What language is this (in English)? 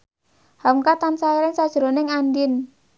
Javanese